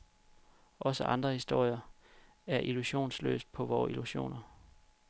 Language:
Danish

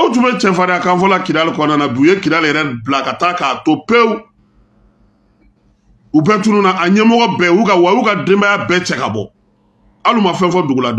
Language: French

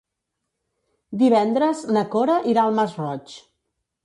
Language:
Catalan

